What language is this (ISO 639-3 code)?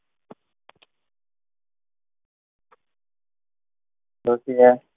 guj